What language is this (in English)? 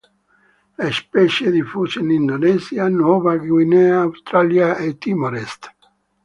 Italian